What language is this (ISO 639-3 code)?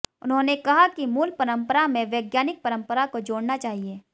hin